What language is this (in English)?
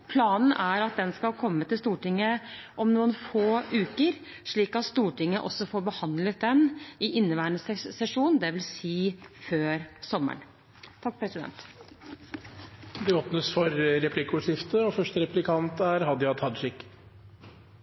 Norwegian Bokmål